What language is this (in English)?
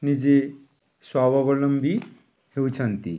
Odia